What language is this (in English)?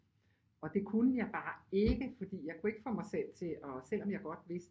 Danish